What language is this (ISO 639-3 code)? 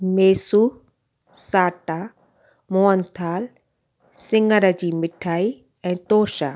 snd